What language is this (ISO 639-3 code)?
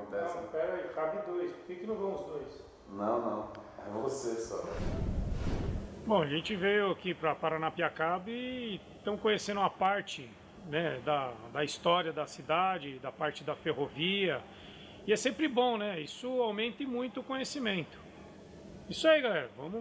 por